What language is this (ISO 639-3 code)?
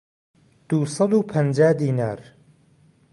ckb